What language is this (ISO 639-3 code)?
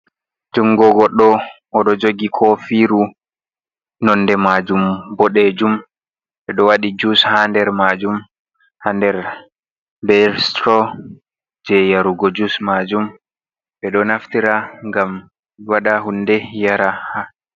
ful